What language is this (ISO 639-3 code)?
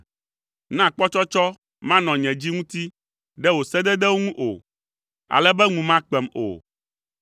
ewe